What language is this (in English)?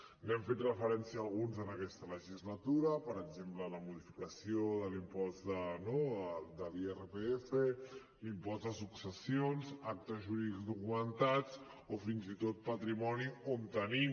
Catalan